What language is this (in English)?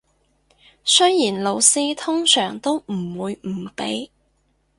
Cantonese